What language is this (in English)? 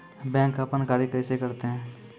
Maithili